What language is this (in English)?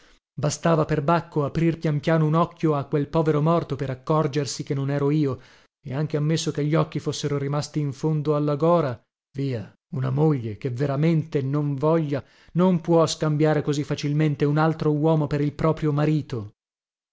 Italian